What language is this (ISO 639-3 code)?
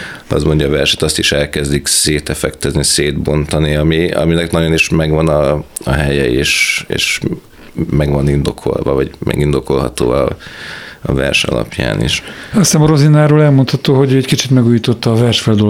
hun